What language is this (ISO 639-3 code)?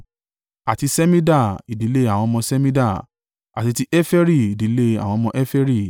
yor